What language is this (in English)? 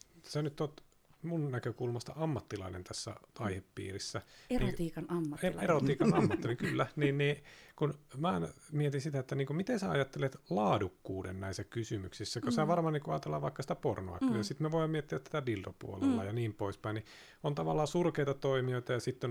Finnish